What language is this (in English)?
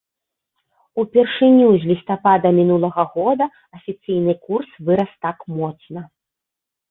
Belarusian